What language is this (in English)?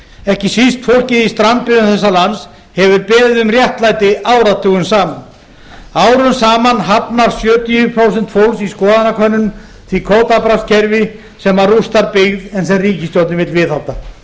Icelandic